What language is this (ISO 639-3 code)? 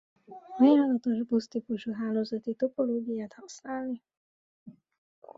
hun